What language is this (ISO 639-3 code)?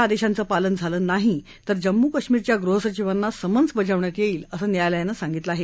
mar